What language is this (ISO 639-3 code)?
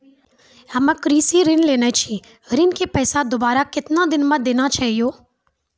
mai